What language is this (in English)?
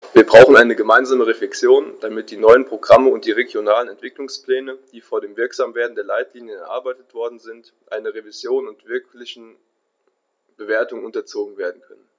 German